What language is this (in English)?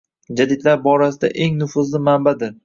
Uzbek